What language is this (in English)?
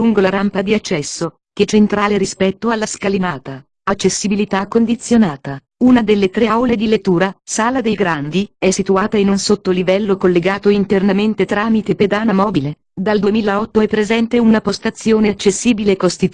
Italian